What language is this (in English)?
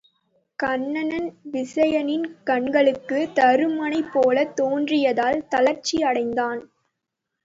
Tamil